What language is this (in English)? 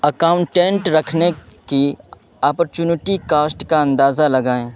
Urdu